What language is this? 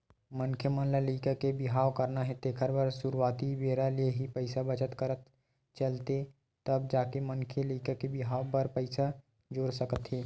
Chhattisgarhi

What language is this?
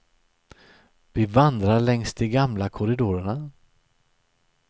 Swedish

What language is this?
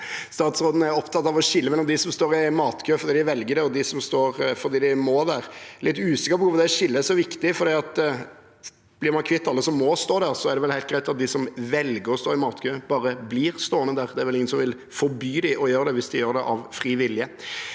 Norwegian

